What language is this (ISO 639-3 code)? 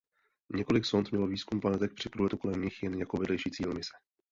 ces